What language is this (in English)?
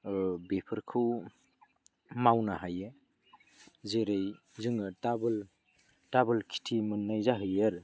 Bodo